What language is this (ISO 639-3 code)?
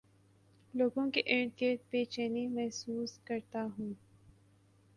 urd